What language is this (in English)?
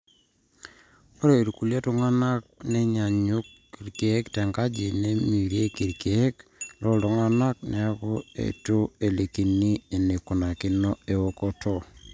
Masai